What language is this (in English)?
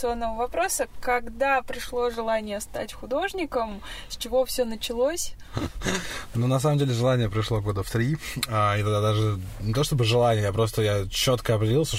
Russian